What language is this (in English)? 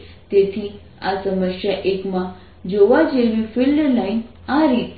Gujarati